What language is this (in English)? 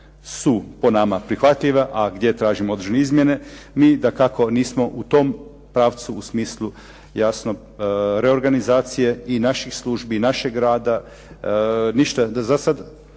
Croatian